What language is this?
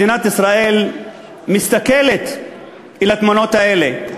Hebrew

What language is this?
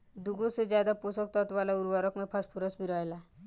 Bhojpuri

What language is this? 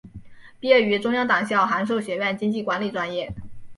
Chinese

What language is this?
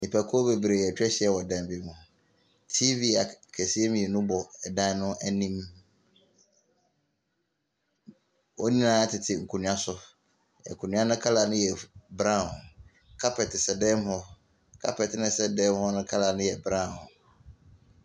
Akan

